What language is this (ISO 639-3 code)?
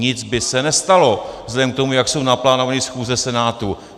ces